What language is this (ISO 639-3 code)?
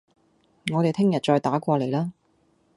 yue